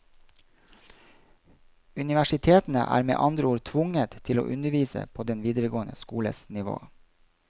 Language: Norwegian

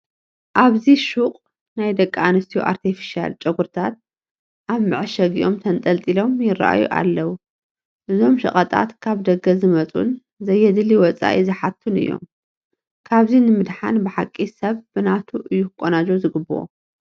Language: Tigrinya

